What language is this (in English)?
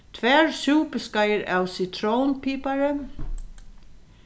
Faroese